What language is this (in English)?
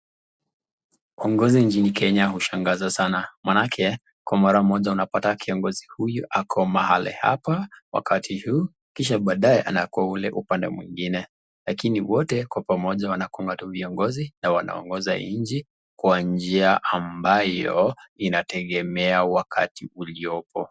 Swahili